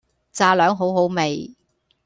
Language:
Cantonese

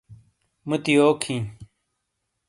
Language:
Shina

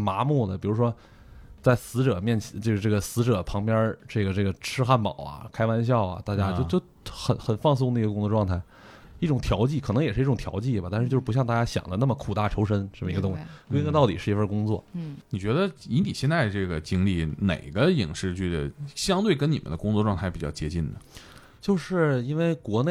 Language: Chinese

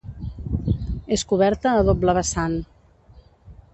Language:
Catalan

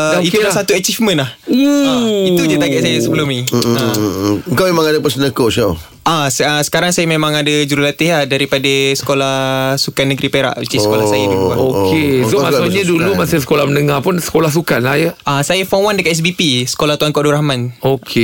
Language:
Malay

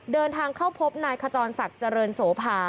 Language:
Thai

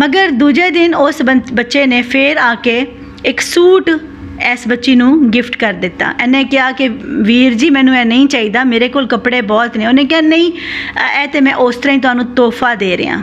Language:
Punjabi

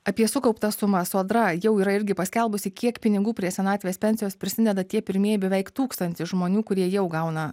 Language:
Lithuanian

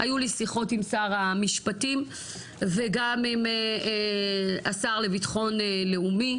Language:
Hebrew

